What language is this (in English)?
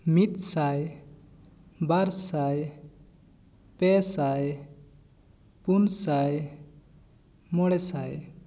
Santali